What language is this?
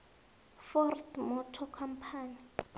South Ndebele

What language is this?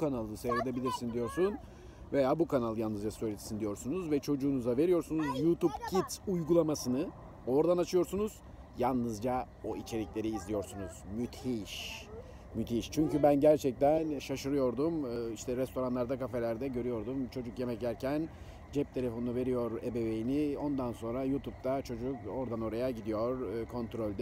Turkish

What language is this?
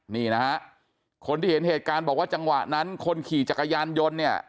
Thai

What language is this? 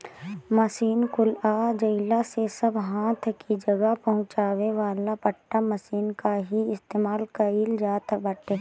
Bhojpuri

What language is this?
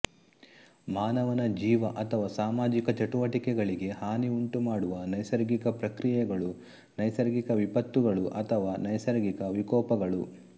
Kannada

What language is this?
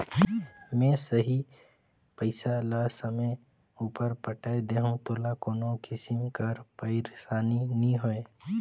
Chhattisgarhi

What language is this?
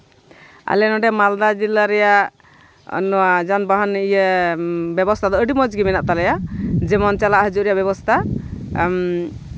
Santali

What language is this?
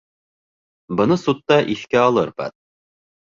Bashkir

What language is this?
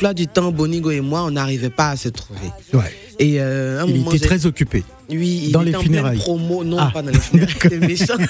French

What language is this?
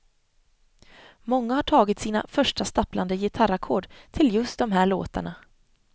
Swedish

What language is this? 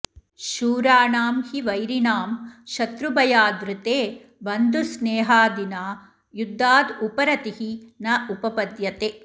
Sanskrit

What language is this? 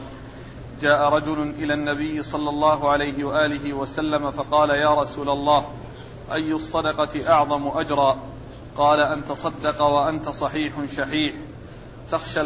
Arabic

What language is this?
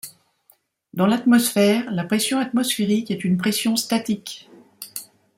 French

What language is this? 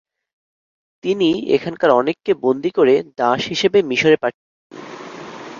Bangla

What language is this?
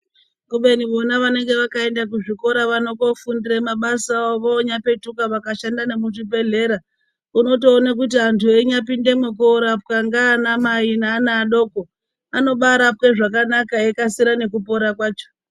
Ndau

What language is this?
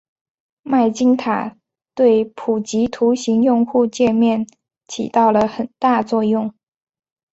Chinese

